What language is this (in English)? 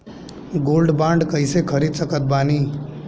Bhojpuri